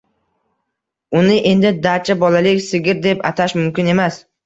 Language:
Uzbek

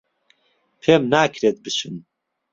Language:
Central Kurdish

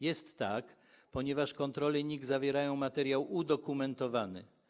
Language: Polish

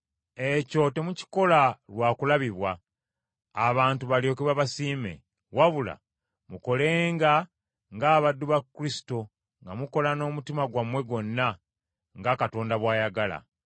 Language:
Ganda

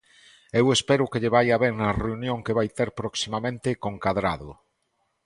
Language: Galician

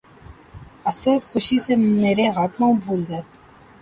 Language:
Urdu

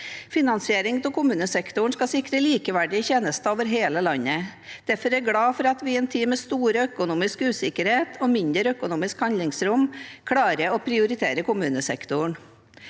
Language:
Norwegian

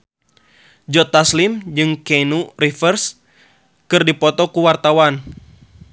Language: Sundanese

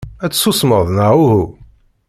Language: Kabyle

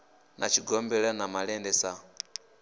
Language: Venda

